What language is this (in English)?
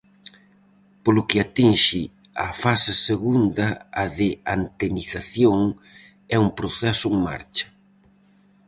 Galician